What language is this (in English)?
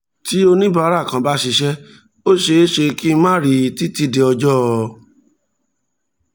Yoruba